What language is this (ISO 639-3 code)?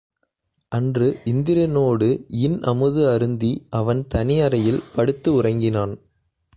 tam